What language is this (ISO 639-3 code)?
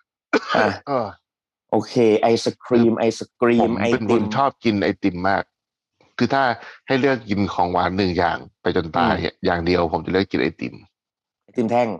tha